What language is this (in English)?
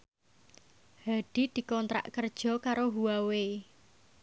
Javanese